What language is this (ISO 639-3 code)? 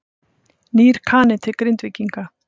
isl